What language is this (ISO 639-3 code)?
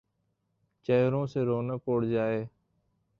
urd